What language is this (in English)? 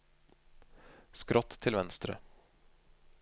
Norwegian